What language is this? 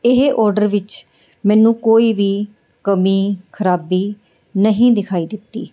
Punjabi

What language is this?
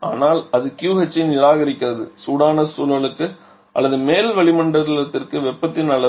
Tamil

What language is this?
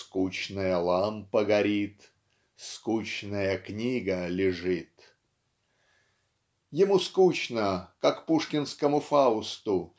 Russian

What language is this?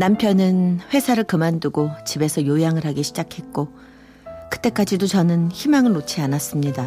Korean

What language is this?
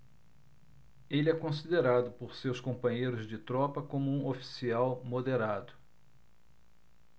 Portuguese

